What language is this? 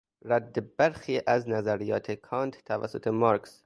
Persian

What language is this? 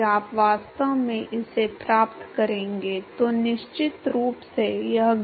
Hindi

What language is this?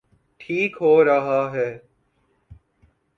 Urdu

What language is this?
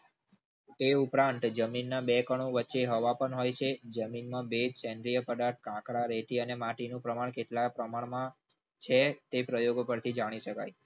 Gujarati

